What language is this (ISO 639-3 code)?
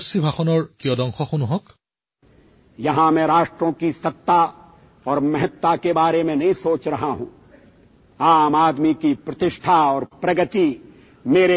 asm